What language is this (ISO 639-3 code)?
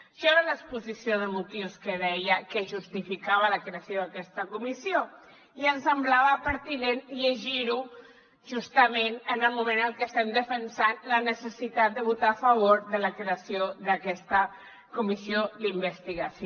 cat